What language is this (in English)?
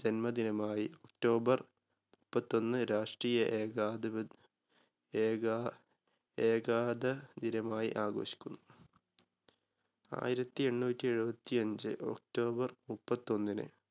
Malayalam